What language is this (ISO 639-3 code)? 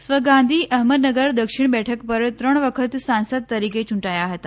guj